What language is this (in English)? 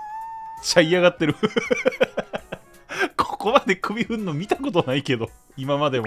Japanese